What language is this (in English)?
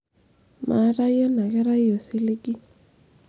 Masai